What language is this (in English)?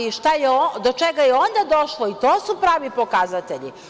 Serbian